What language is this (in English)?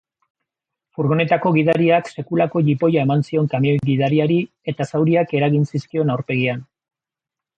Basque